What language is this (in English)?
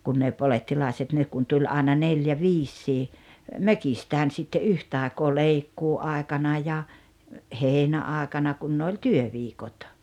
Finnish